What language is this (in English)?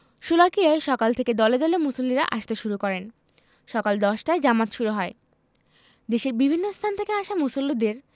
Bangla